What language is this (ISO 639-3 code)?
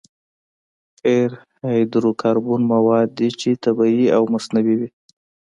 pus